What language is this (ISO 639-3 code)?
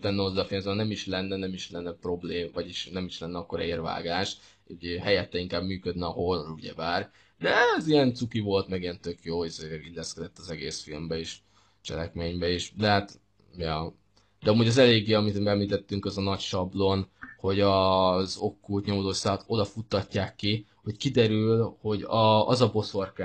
hun